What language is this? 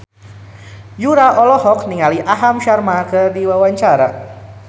Sundanese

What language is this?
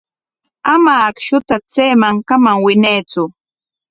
Corongo Ancash Quechua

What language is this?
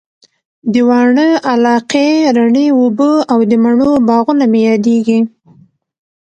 Pashto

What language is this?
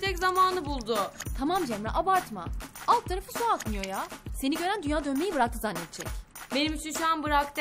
Turkish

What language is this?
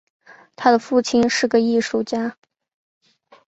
Chinese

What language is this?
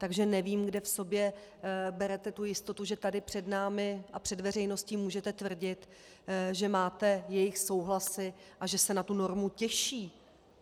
Czech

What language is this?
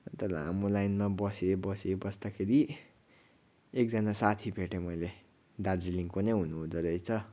Nepali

